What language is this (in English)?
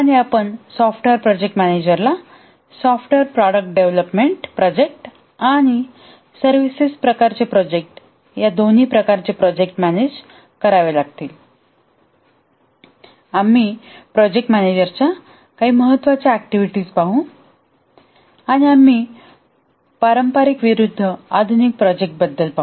Marathi